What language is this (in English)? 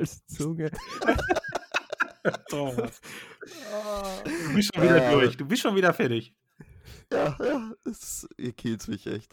German